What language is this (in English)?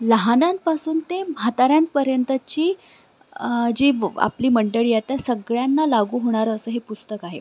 Marathi